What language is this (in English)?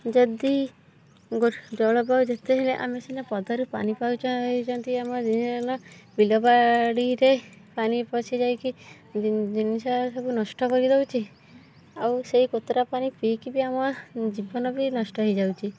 Odia